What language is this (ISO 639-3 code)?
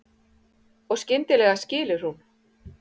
isl